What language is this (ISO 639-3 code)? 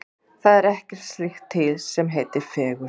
isl